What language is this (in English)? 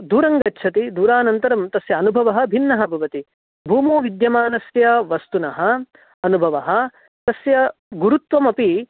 Sanskrit